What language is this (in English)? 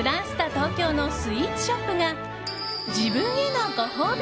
Japanese